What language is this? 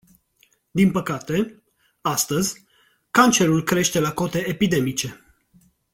Romanian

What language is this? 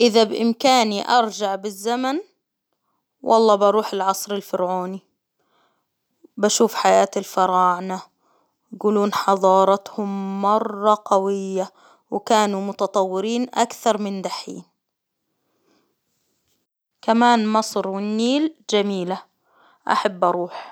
Hijazi Arabic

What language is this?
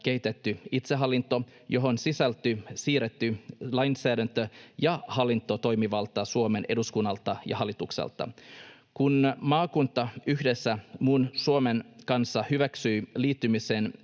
Finnish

